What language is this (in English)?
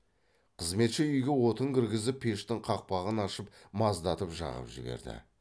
Kazakh